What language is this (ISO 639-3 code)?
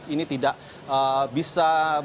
ind